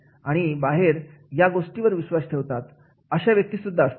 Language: Marathi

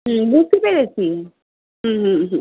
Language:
Bangla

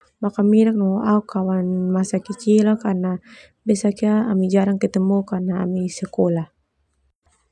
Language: Termanu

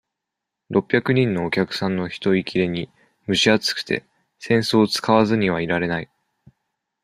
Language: Japanese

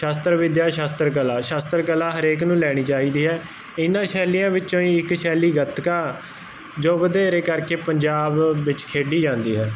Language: Punjabi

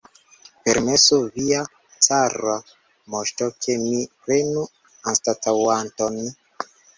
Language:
Esperanto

